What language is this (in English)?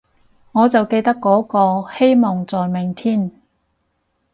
Cantonese